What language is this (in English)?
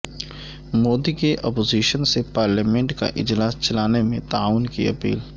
Urdu